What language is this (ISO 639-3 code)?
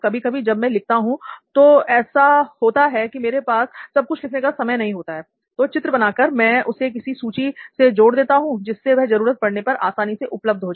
hin